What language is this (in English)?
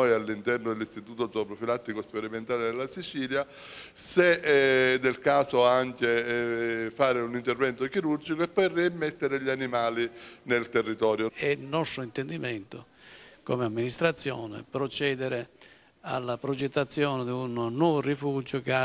Italian